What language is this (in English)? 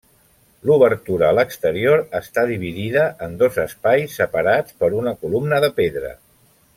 Catalan